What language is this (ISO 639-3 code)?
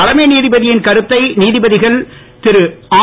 tam